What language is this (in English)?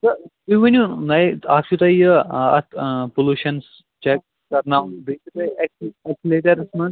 Kashmiri